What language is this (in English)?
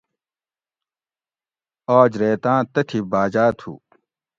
Gawri